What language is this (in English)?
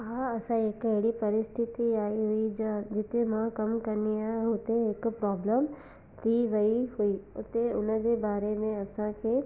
Sindhi